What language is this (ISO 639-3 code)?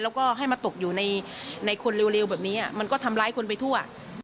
tha